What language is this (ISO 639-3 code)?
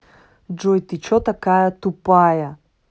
rus